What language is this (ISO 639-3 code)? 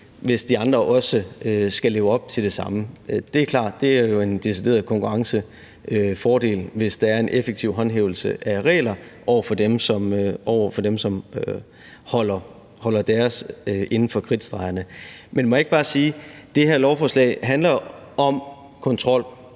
dan